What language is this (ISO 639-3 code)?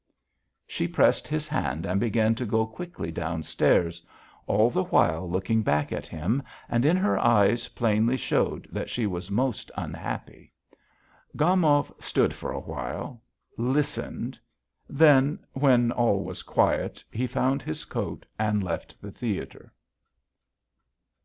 eng